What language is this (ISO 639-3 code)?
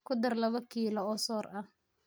som